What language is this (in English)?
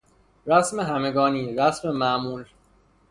Persian